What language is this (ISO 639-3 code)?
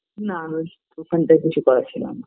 ben